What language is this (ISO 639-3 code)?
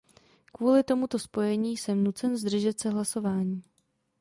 ces